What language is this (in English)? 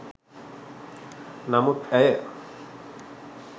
Sinhala